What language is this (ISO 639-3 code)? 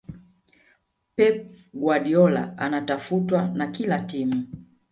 swa